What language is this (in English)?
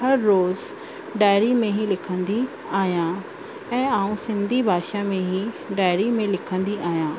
Sindhi